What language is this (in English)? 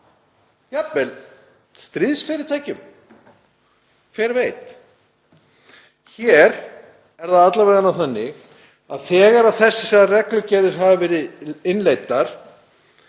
Icelandic